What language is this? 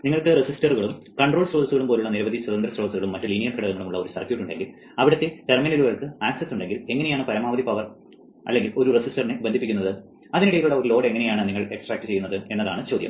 Malayalam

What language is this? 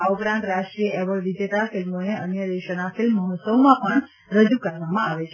Gujarati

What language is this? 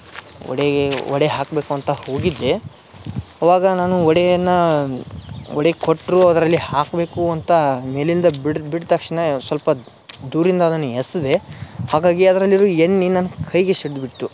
Kannada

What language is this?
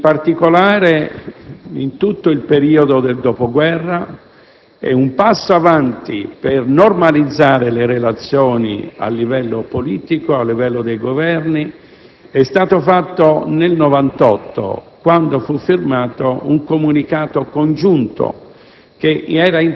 Italian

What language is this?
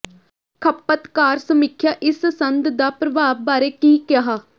Punjabi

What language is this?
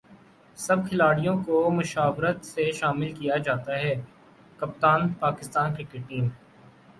Urdu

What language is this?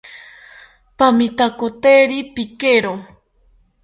South Ucayali Ashéninka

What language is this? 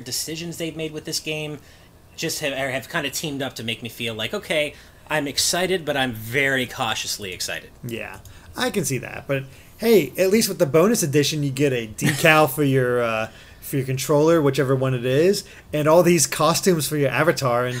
English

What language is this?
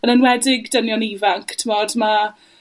Welsh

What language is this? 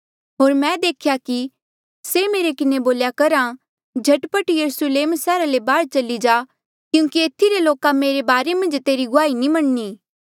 Mandeali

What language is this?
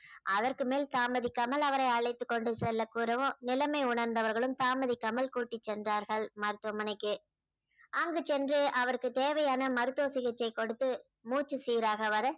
Tamil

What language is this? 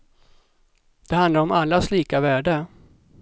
Swedish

